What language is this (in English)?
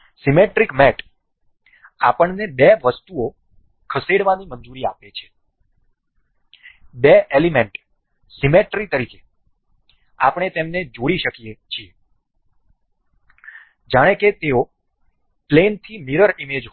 Gujarati